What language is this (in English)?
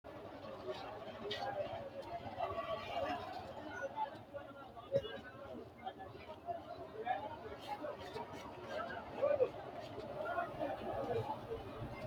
Sidamo